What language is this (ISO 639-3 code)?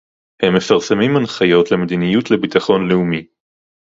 heb